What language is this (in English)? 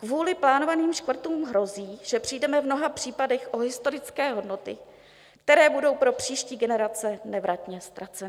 Czech